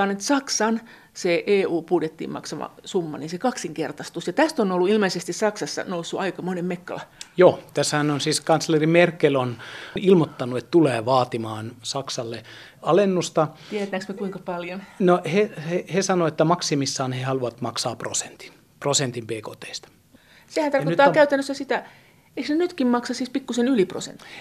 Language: Finnish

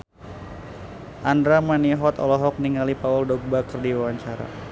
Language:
Sundanese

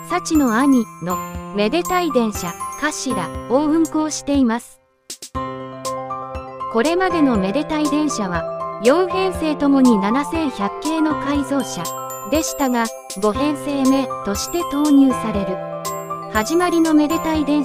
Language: Japanese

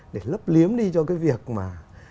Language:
Vietnamese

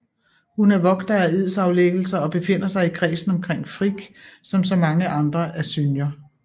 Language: Danish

